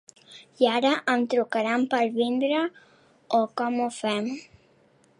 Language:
Catalan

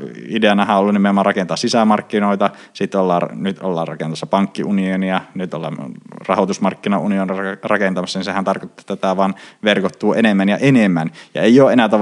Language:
Finnish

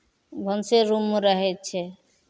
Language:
Maithili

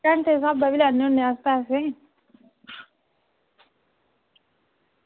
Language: Dogri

